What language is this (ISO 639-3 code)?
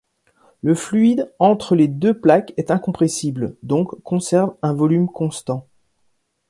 fra